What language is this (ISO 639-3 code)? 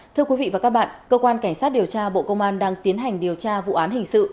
vie